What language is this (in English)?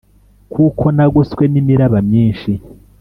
Kinyarwanda